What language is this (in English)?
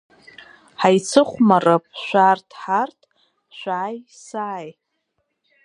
Abkhazian